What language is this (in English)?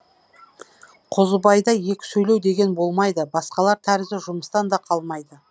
Kazakh